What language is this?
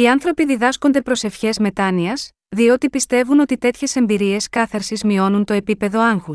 Greek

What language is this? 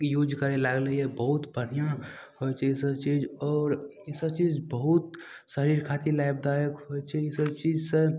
Maithili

